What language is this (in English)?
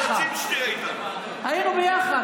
Hebrew